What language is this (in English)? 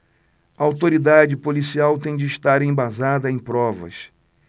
Portuguese